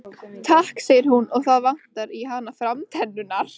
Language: Icelandic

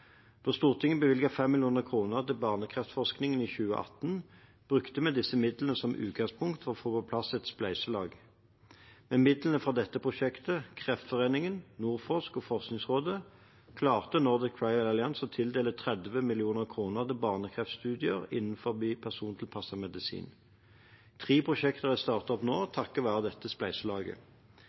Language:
Norwegian Bokmål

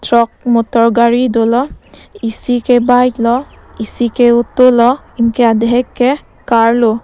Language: Karbi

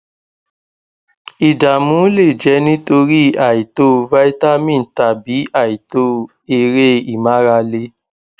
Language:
Yoruba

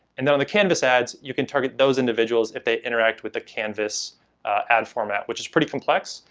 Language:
English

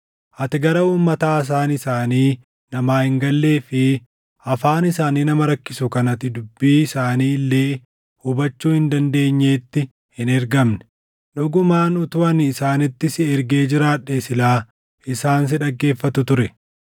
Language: Oromo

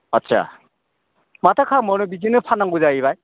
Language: Bodo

